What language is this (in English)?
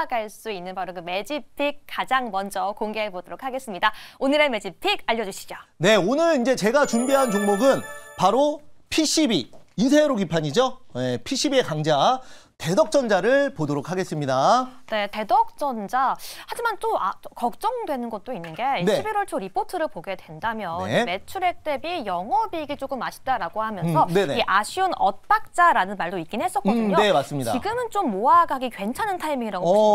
Korean